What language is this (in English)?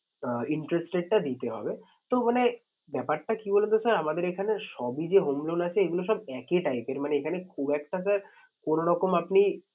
Bangla